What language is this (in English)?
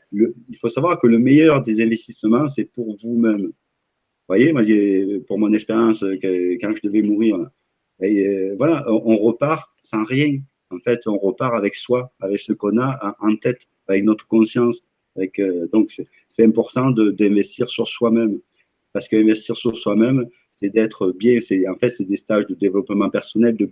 French